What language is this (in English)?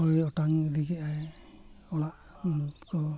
Santali